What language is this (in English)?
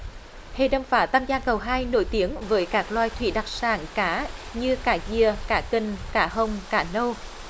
Vietnamese